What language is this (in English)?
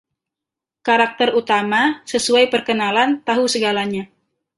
Indonesian